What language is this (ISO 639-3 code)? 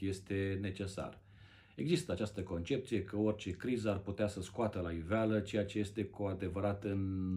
ron